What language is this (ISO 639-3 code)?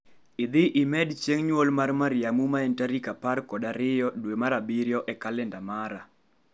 luo